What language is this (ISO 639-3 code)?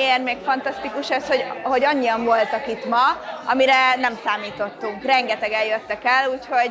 hun